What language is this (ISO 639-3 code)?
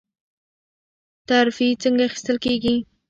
pus